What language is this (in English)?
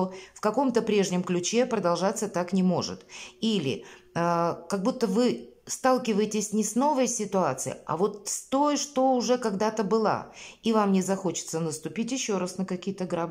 Russian